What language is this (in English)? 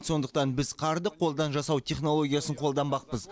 Kazakh